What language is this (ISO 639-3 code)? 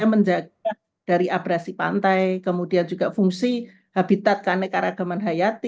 ind